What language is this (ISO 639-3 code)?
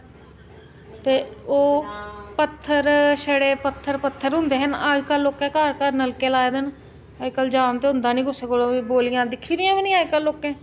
doi